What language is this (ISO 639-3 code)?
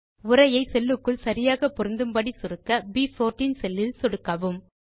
tam